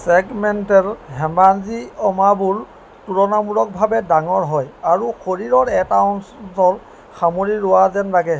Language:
Assamese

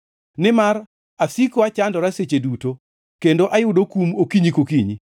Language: Luo (Kenya and Tanzania)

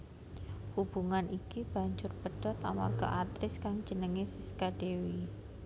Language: Javanese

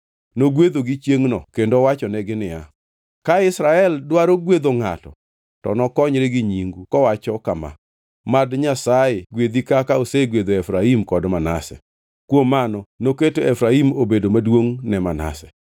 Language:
Luo (Kenya and Tanzania)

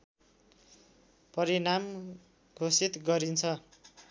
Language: Nepali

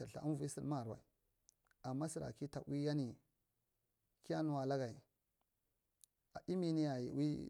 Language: Marghi Central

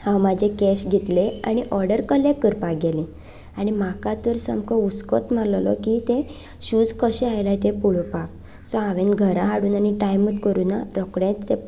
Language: Konkani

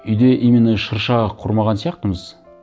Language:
Kazakh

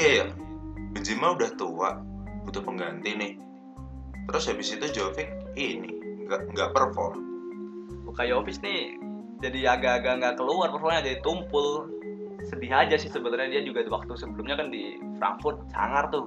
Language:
Indonesian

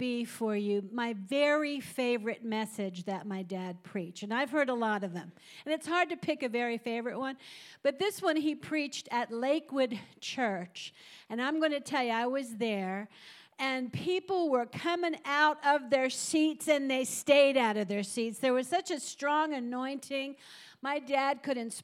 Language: English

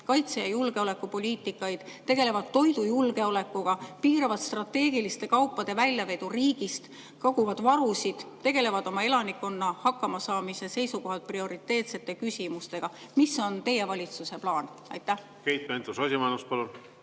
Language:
Estonian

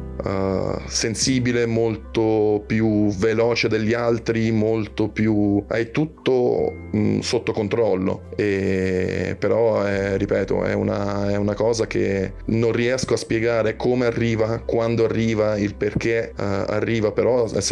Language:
Italian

